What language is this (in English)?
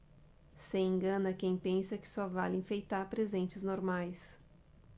Portuguese